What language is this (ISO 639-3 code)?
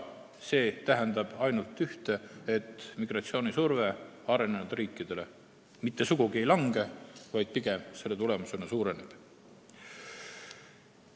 est